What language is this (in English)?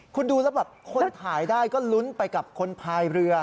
Thai